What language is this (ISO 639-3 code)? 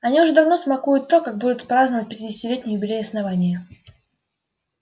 rus